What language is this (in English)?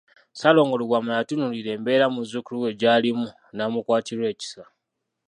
Ganda